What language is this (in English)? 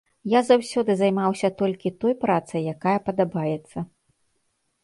Belarusian